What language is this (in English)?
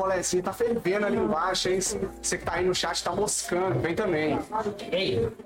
Portuguese